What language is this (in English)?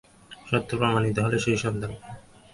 Bangla